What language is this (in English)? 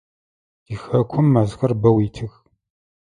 Adyghe